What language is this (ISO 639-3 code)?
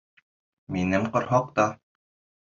bak